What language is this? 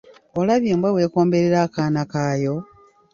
Ganda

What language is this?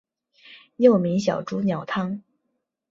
Chinese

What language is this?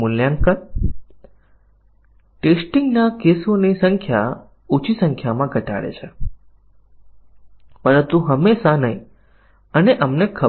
Gujarati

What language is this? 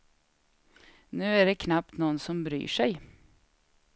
Swedish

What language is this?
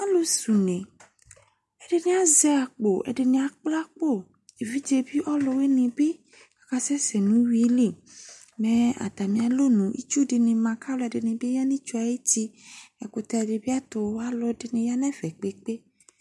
Ikposo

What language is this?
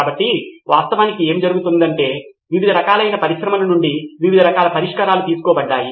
Telugu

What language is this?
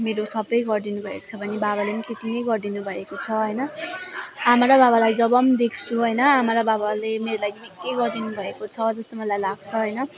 Nepali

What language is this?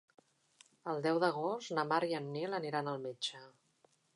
Catalan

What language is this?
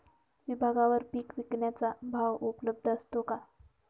Marathi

